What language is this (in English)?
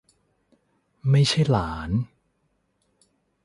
Thai